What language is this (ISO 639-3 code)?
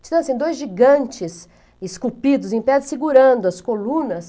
por